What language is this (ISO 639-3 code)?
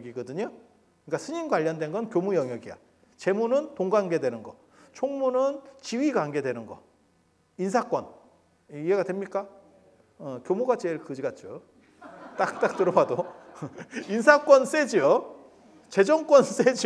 kor